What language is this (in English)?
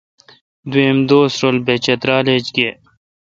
Kalkoti